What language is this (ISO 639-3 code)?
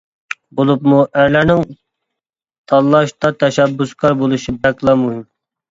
uig